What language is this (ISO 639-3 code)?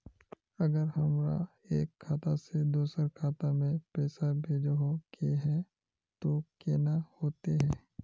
mag